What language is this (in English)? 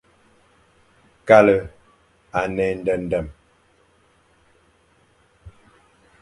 Fang